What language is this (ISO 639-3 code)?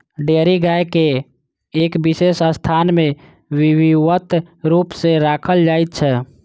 mai